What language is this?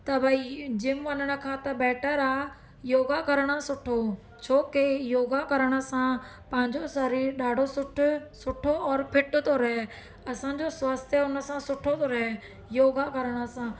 Sindhi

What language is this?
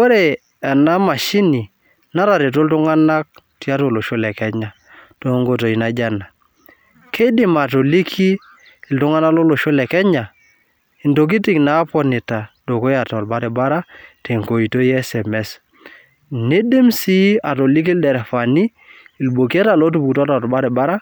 Masai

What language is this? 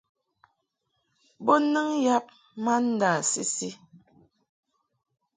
Mungaka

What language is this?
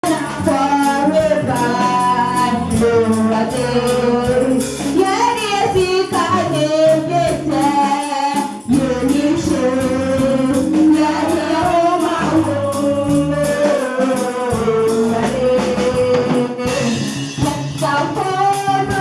Indonesian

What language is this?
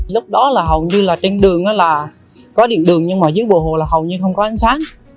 Vietnamese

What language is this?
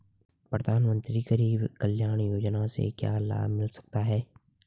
Hindi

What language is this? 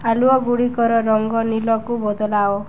Odia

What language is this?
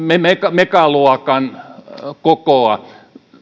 Finnish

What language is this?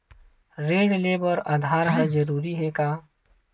Chhattisgarhi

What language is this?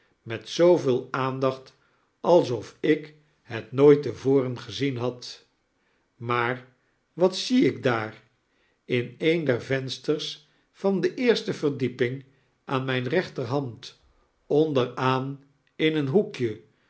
Dutch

